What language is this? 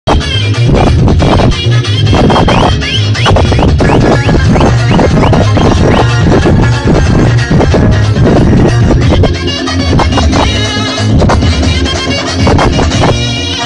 Arabic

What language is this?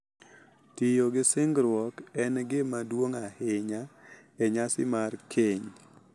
Luo (Kenya and Tanzania)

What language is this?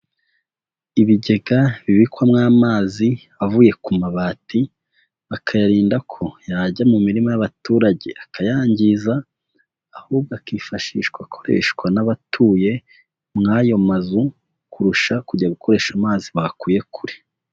Kinyarwanda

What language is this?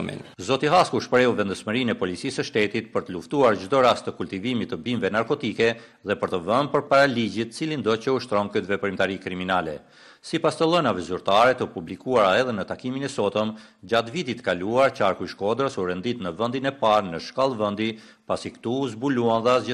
Romanian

